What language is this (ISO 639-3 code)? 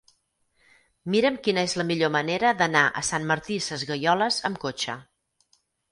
cat